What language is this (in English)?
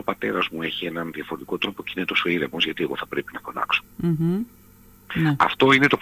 Greek